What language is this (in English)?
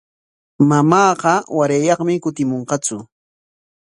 Corongo Ancash Quechua